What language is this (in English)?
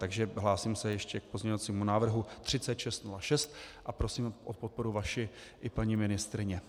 Czech